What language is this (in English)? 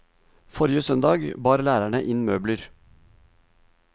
Norwegian